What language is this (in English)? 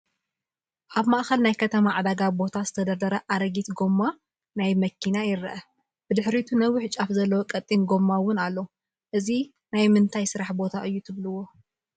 Tigrinya